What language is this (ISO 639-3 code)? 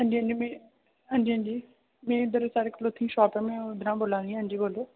doi